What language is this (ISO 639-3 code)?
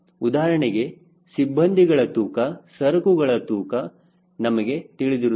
kan